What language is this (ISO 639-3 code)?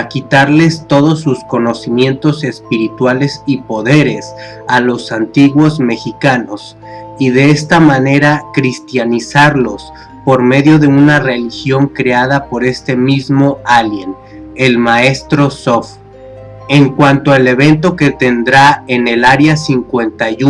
spa